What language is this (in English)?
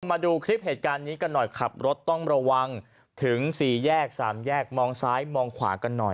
Thai